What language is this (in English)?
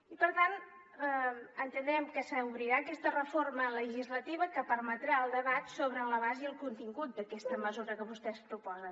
Catalan